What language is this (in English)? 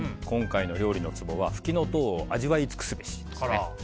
Japanese